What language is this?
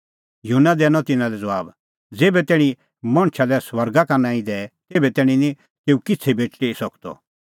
Kullu Pahari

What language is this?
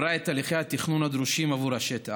Hebrew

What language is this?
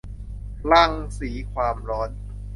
Thai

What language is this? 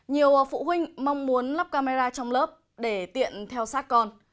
Vietnamese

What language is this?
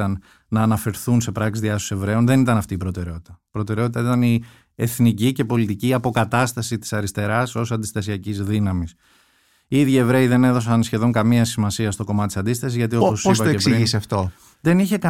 Greek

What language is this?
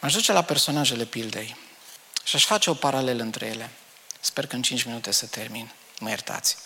Romanian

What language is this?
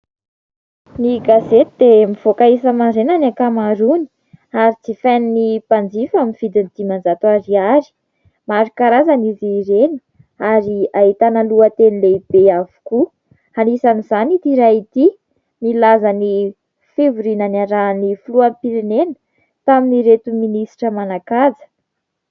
Malagasy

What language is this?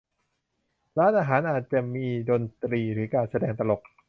Thai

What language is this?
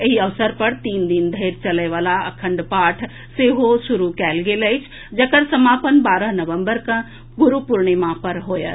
Maithili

